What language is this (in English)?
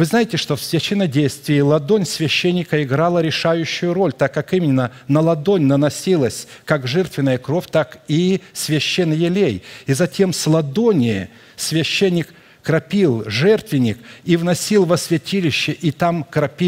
Russian